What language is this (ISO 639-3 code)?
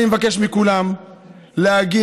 heb